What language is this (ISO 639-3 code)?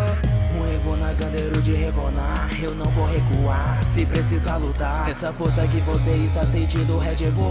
por